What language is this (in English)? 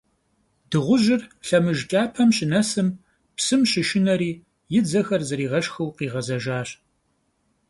Kabardian